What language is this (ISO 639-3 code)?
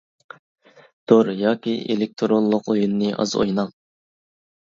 uig